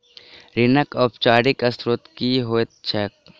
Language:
Maithili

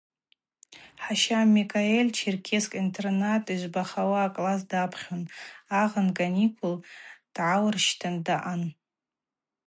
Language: Abaza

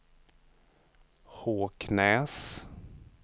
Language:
Swedish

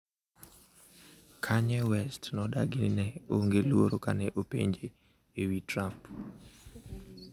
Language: Luo (Kenya and Tanzania)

